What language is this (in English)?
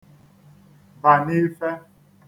Igbo